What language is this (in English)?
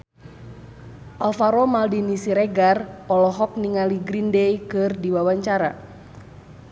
Sundanese